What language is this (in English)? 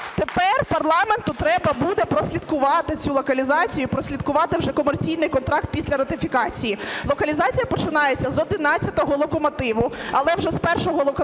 Ukrainian